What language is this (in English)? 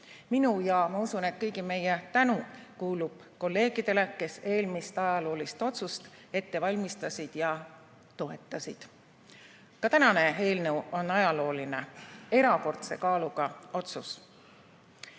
Estonian